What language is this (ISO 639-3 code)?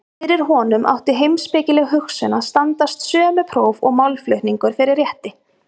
isl